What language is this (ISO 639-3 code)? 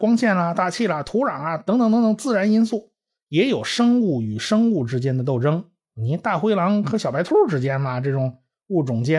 zho